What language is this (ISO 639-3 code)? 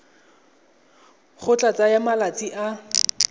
tsn